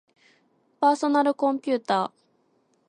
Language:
Japanese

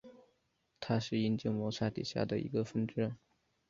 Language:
Chinese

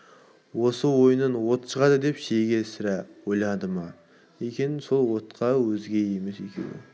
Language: Kazakh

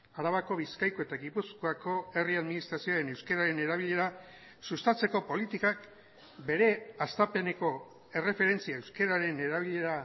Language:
Basque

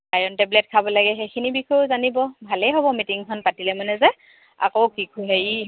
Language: Assamese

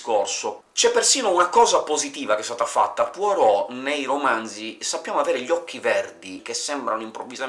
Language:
Italian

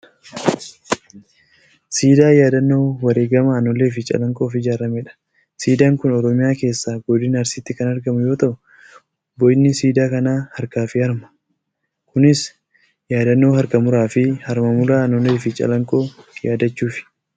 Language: Oromo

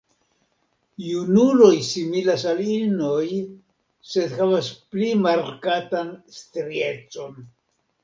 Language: Esperanto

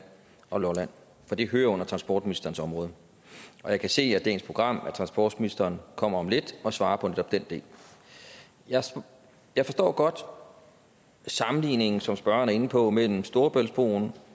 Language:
Danish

